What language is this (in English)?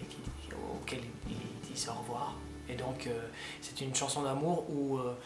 French